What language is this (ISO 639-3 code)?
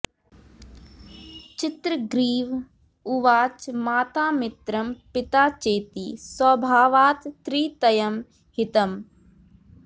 san